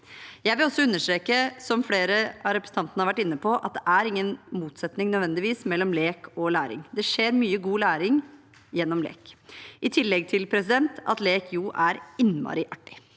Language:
Norwegian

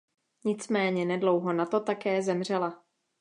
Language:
Czech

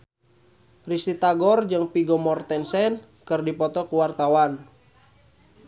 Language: Sundanese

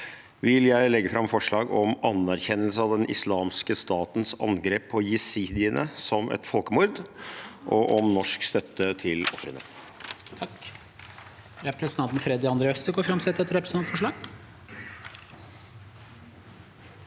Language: Norwegian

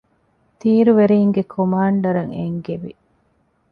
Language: Divehi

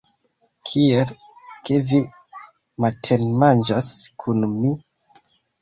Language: Esperanto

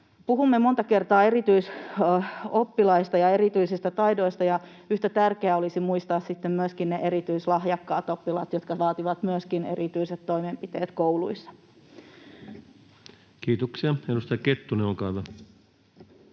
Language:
Finnish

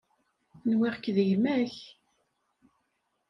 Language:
Kabyle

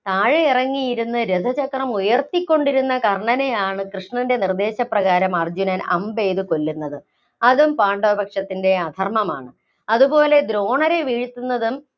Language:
Malayalam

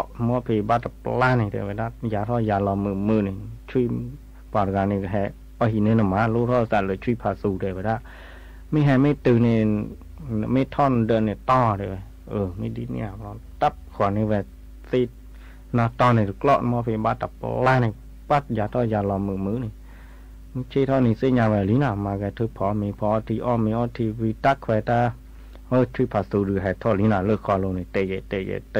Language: Thai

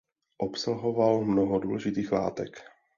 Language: Czech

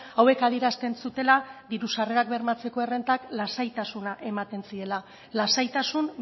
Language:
Basque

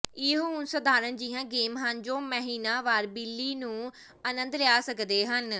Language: Punjabi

